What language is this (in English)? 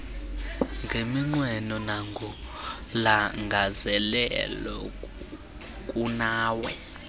Xhosa